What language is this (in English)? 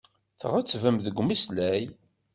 Kabyle